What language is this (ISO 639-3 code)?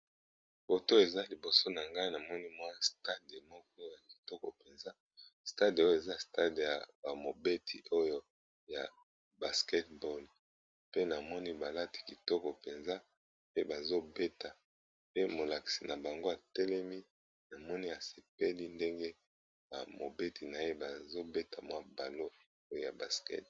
lin